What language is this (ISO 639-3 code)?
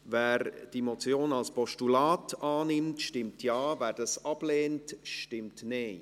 gsw